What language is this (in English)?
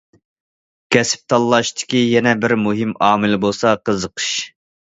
Uyghur